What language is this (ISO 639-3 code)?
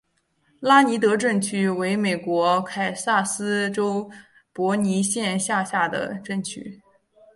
zho